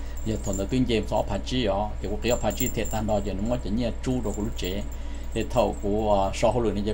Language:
Thai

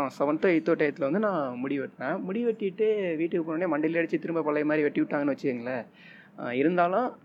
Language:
Tamil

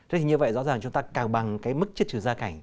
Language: Vietnamese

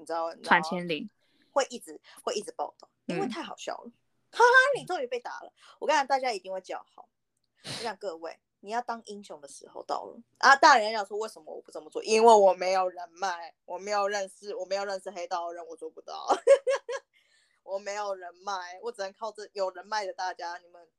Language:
Chinese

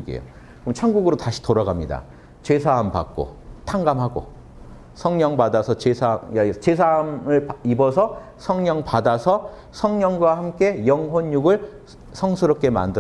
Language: Korean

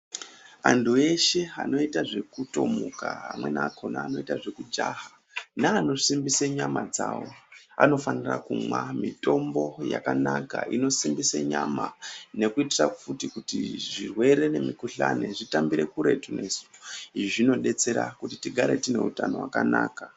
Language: Ndau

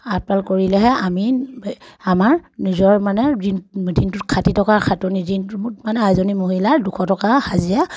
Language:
Assamese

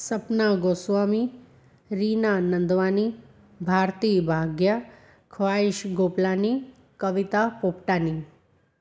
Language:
Sindhi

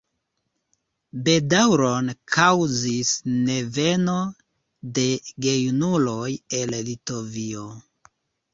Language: Esperanto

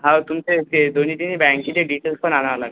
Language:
Marathi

